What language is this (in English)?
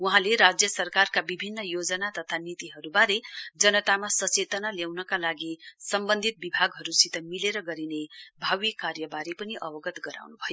Nepali